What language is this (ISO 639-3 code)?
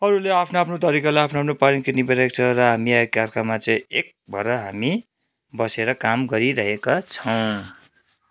nep